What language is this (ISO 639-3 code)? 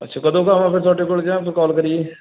pan